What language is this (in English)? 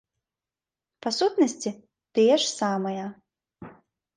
Belarusian